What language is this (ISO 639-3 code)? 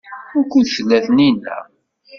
kab